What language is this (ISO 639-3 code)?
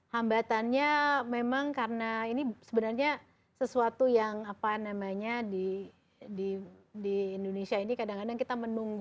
ind